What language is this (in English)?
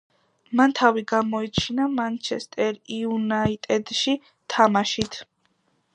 Georgian